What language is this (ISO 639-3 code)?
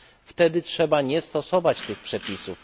pol